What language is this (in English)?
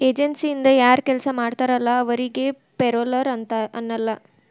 Kannada